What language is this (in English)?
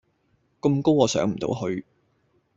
Cantonese